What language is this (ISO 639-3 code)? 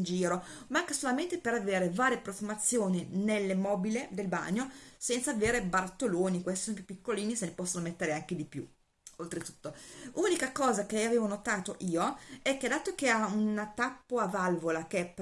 ita